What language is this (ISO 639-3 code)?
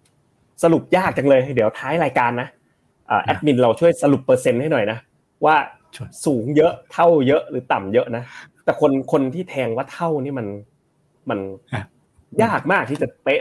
tha